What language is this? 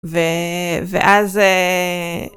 Hebrew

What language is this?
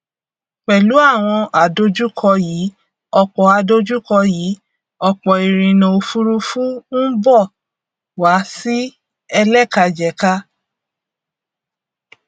Yoruba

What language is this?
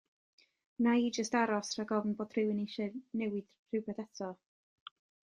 Welsh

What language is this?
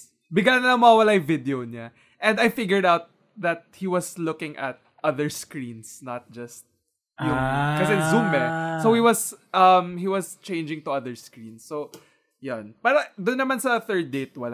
Filipino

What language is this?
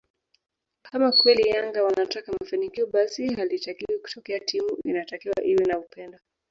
Swahili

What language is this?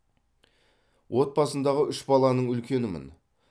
Kazakh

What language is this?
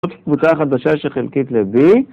Hebrew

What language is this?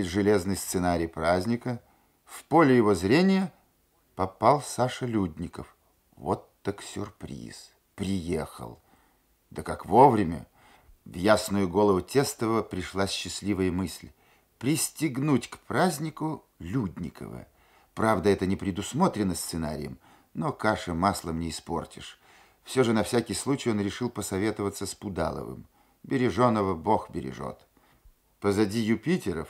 Russian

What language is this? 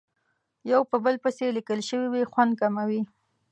Pashto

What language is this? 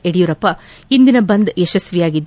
Kannada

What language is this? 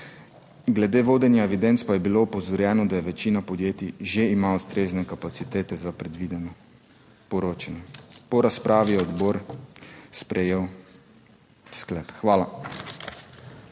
Slovenian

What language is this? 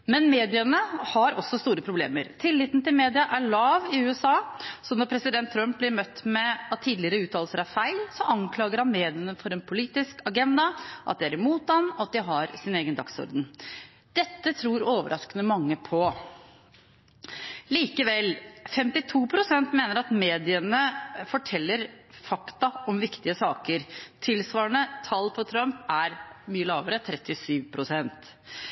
Norwegian Bokmål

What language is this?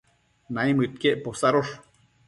Matsés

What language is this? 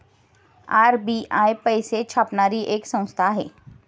Marathi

